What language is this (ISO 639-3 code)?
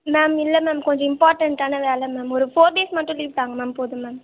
tam